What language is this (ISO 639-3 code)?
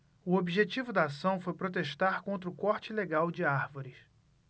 por